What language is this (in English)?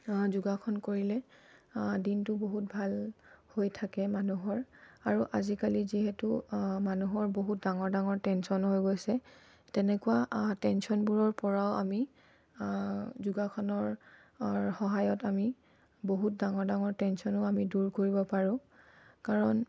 Assamese